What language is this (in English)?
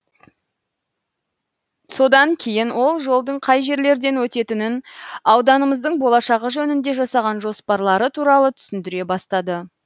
Kazakh